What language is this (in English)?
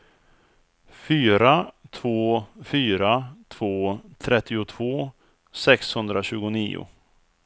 Swedish